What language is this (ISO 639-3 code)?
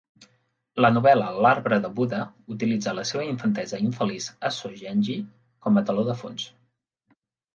cat